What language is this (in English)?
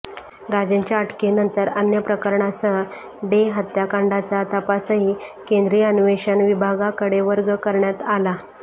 Marathi